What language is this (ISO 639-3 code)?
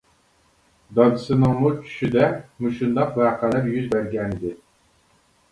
uig